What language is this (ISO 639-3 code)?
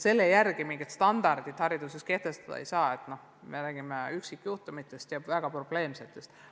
est